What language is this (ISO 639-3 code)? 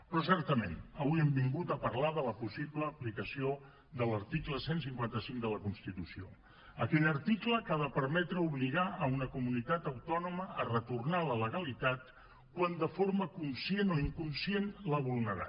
cat